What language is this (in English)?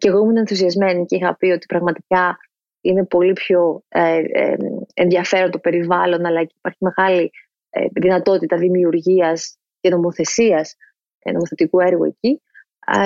Greek